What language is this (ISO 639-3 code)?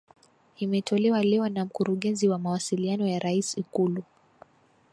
swa